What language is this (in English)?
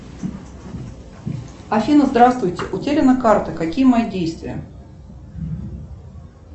Russian